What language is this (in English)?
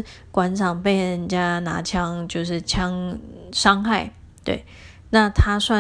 Chinese